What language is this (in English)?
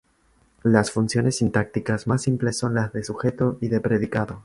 Spanish